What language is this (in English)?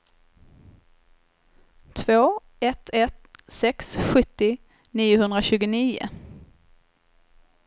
Swedish